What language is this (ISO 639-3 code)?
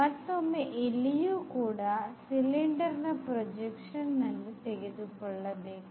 kan